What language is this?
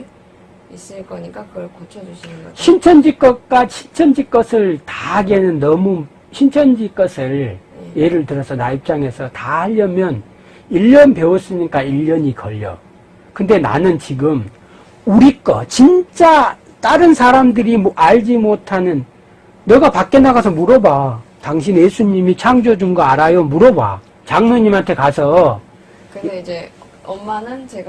Korean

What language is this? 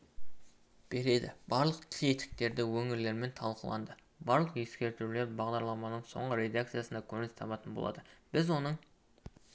Kazakh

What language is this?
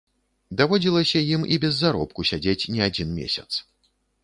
Belarusian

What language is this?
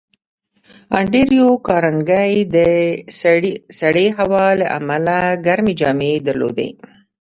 Pashto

